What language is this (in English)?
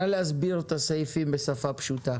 Hebrew